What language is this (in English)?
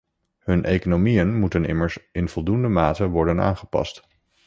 Dutch